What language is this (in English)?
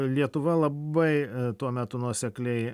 Lithuanian